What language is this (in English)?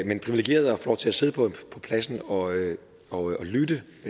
Danish